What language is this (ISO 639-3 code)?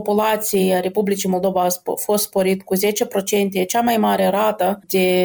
ron